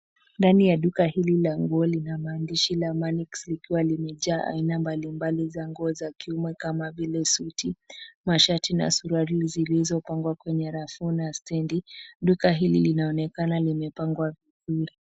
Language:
Swahili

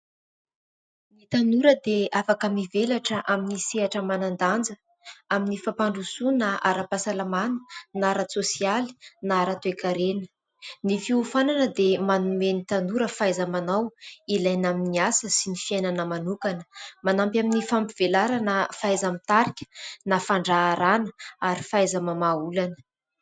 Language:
Malagasy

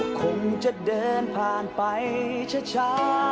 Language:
Thai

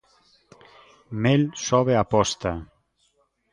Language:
Galician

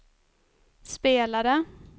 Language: Swedish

